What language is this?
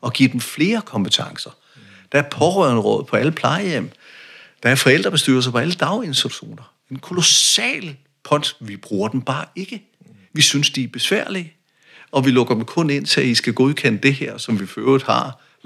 Danish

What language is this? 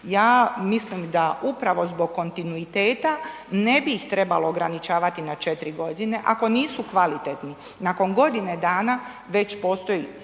Croatian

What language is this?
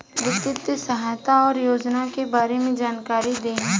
Bhojpuri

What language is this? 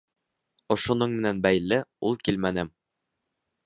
Bashkir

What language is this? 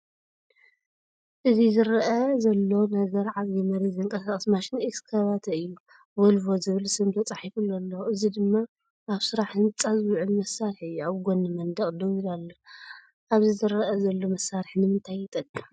Tigrinya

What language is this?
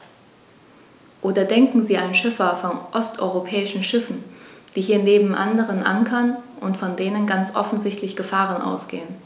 German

